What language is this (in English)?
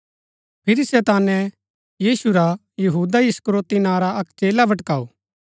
Gaddi